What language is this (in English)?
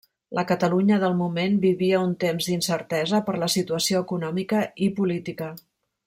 Catalan